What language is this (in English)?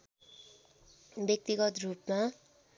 Nepali